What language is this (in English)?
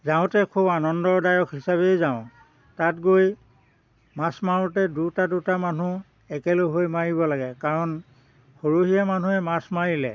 Assamese